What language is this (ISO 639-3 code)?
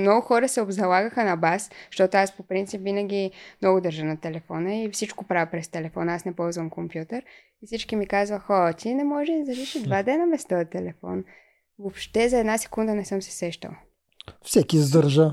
bul